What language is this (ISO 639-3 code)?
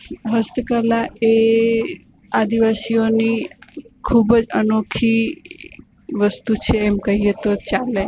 guj